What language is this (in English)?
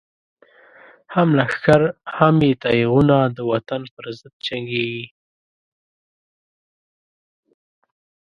Pashto